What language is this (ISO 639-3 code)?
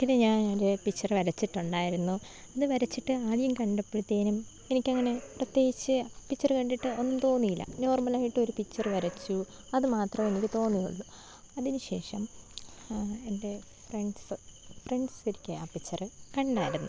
mal